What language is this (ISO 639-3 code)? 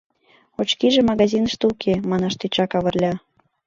chm